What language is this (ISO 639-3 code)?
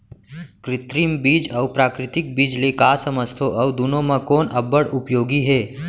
hne